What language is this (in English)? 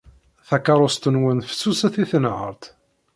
Kabyle